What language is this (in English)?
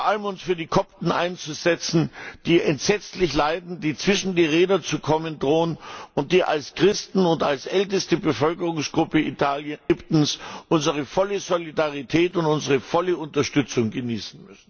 German